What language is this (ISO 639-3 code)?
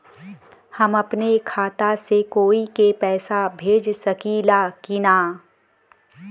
bho